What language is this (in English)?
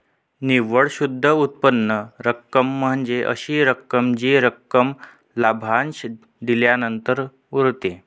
Marathi